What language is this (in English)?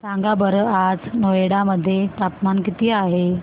Marathi